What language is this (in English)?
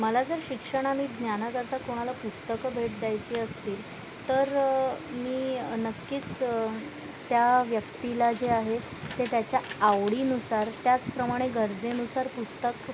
Marathi